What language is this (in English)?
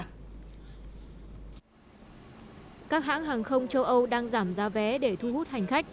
Vietnamese